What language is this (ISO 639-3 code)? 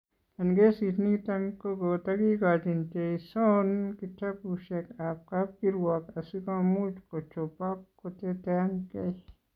kln